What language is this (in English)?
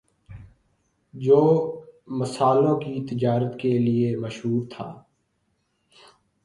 Urdu